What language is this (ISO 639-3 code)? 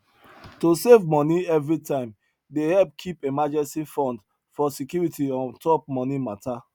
pcm